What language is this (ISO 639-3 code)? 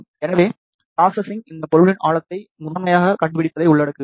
tam